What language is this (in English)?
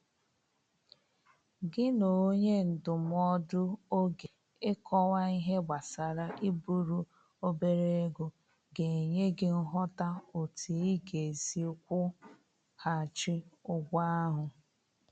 Igbo